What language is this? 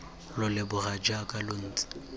Tswana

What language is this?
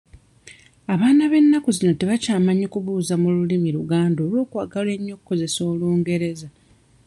Ganda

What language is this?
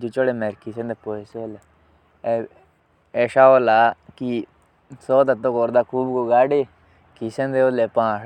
Jaunsari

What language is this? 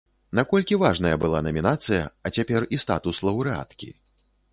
Belarusian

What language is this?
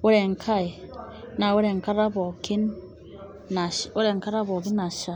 Masai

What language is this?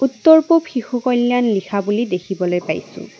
Assamese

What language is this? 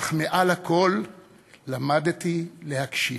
Hebrew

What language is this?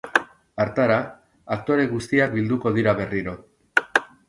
Basque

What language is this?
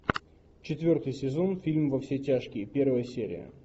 Russian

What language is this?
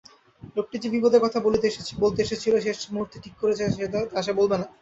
Bangla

